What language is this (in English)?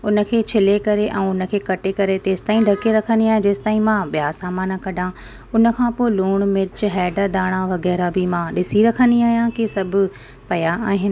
Sindhi